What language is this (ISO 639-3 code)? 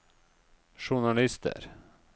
nor